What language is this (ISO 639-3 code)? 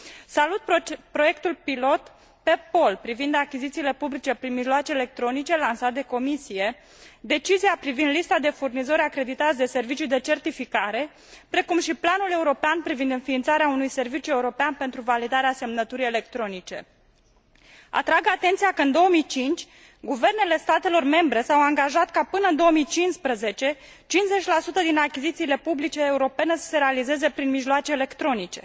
ron